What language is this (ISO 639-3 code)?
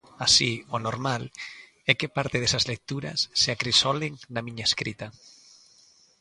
glg